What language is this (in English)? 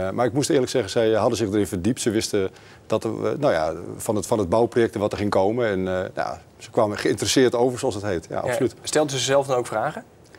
Dutch